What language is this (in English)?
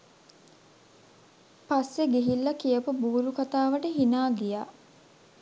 Sinhala